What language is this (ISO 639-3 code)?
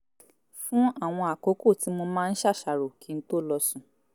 yor